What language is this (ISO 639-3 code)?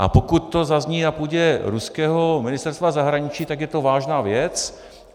ces